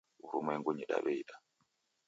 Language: Taita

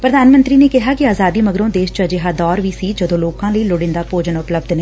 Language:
Punjabi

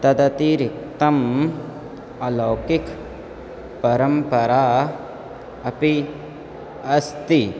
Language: Sanskrit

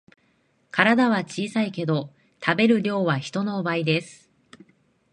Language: Japanese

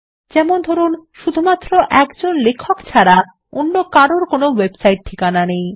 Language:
Bangla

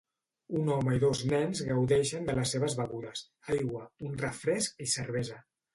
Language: Catalan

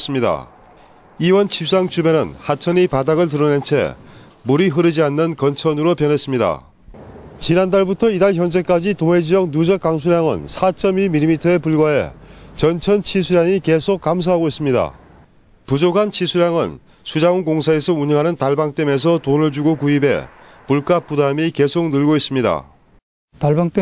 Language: Korean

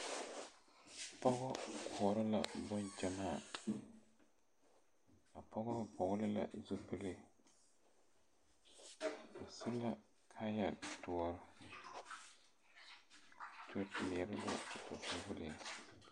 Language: Southern Dagaare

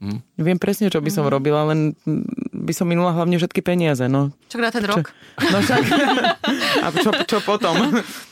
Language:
Slovak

